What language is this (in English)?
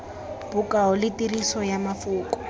Tswana